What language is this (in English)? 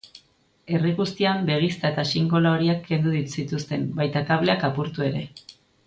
Basque